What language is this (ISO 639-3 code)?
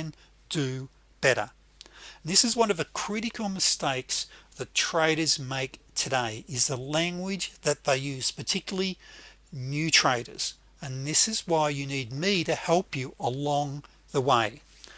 eng